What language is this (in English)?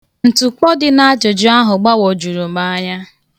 Igbo